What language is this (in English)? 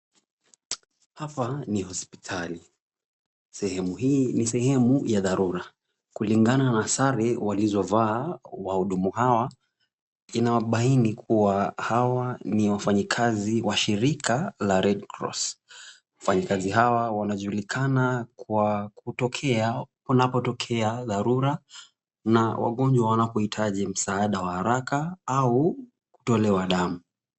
Swahili